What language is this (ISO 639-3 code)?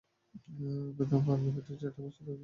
ben